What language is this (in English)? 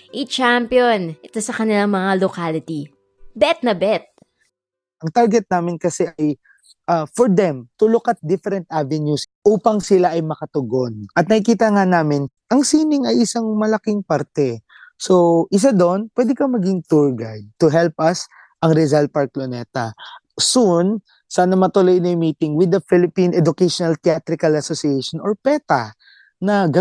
Filipino